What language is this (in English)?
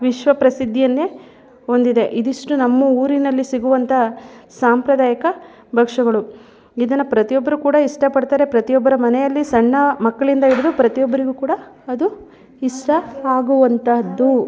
Kannada